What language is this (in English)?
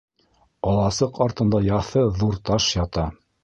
Bashkir